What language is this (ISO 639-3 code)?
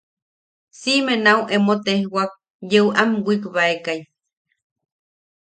yaq